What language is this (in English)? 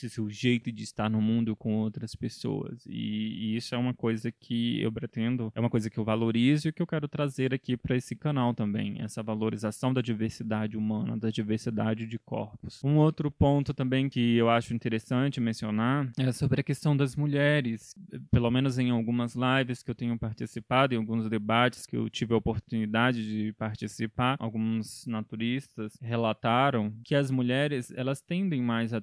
Portuguese